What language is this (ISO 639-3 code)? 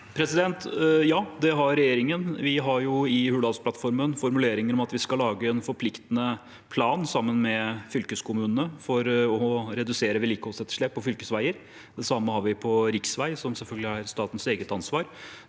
nor